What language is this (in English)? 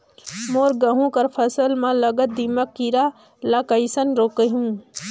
Chhattisgarhi